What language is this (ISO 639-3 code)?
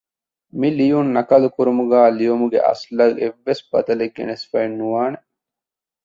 div